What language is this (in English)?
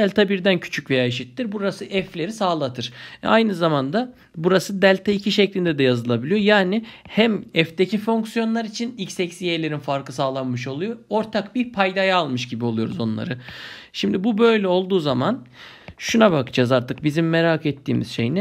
Turkish